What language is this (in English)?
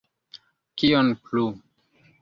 Esperanto